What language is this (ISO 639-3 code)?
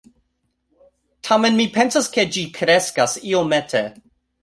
epo